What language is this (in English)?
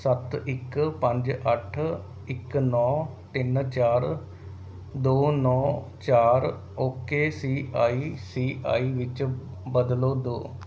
Punjabi